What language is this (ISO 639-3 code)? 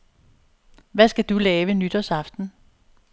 dan